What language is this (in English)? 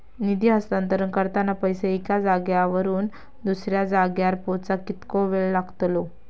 Marathi